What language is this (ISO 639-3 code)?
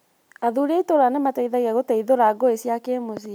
kik